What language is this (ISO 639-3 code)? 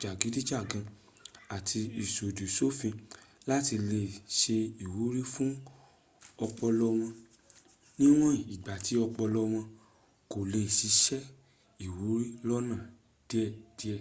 yor